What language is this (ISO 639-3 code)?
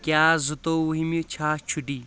kas